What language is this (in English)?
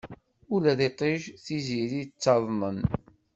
Kabyle